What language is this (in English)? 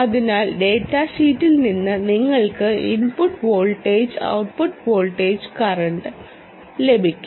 Malayalam